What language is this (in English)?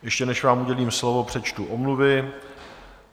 Czech